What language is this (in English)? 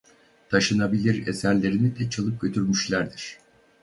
Turkish